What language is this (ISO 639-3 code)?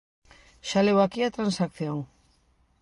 glg